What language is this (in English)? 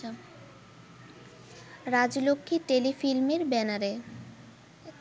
Bangla